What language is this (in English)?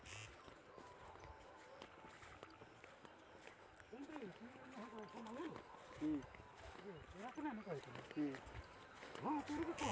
Bhojpuri